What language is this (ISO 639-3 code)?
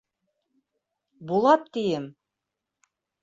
bak